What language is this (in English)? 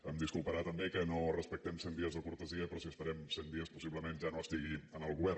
Catalan